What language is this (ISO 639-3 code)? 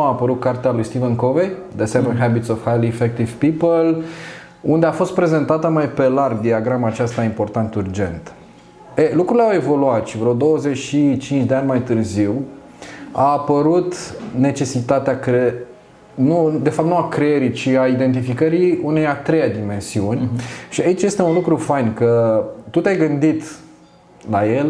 ron